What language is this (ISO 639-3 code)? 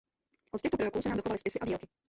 ces